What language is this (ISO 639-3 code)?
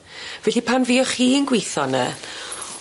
cym